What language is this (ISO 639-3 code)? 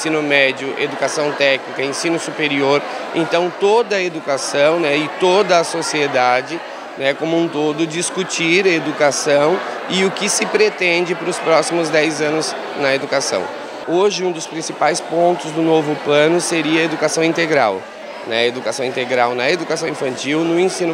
por